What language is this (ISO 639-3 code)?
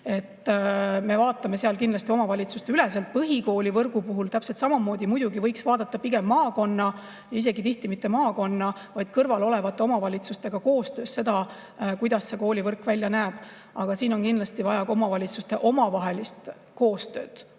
est